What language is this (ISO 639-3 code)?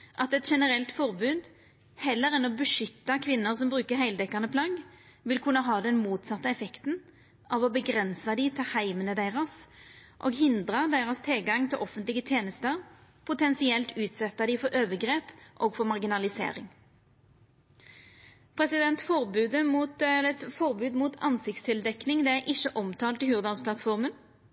nno